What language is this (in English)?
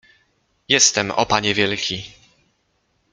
Polish